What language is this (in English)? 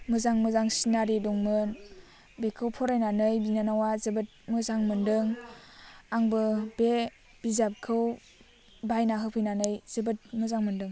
Bodo